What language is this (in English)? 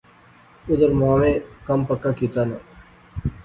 Pahari-Potwari